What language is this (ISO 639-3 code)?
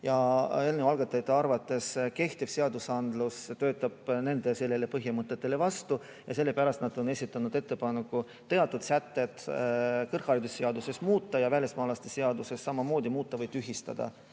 est